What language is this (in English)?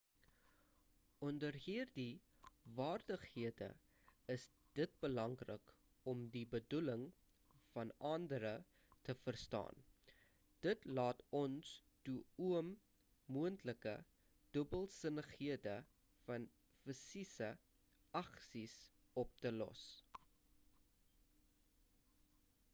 Afrikaans